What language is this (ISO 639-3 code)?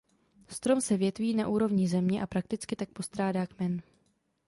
ces